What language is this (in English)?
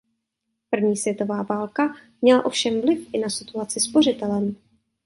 Czech